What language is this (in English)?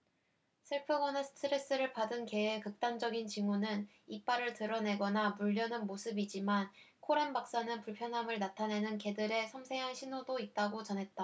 Korean